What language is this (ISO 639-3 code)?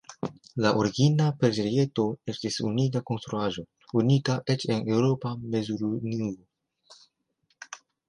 epo